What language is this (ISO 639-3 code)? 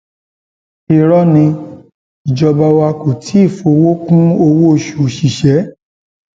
yor